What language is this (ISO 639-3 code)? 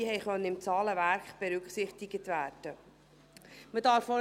gsw